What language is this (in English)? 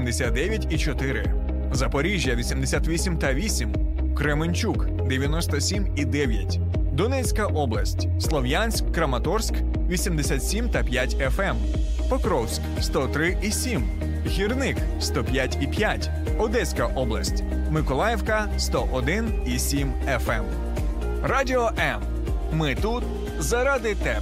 Ukrainian